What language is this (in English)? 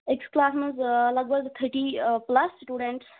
Kashmiri